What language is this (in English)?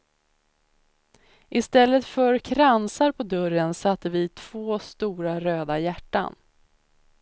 Swedish